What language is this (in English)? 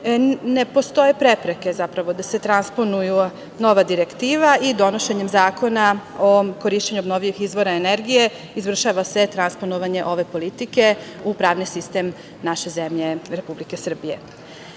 Serbian